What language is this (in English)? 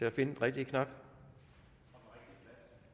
Danish